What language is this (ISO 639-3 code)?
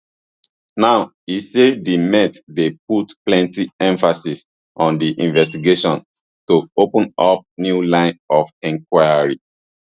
pcm